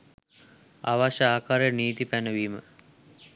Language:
Sinhala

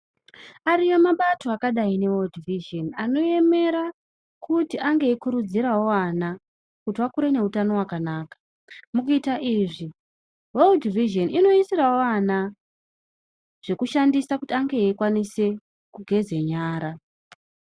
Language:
Ndau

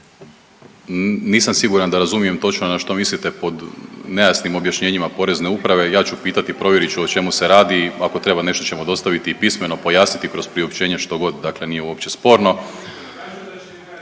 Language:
Croatian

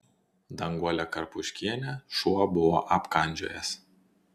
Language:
Lithuanian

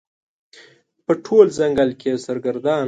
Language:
Pashto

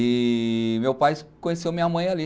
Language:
Portuguese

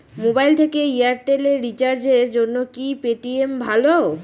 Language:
Bangla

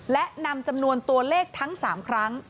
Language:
Thai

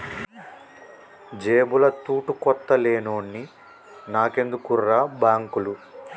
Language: Telugu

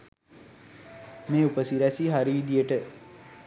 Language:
Sinhala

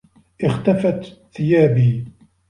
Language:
Arabic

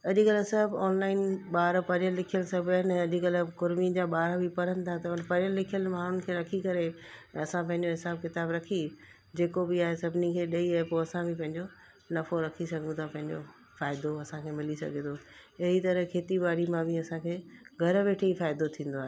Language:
Sindhi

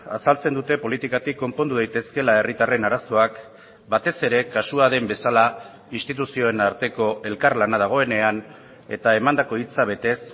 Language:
Basque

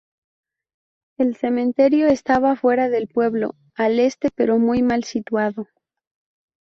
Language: Spanish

